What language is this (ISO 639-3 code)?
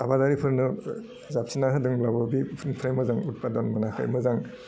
brx